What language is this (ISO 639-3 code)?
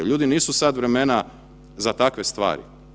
hrv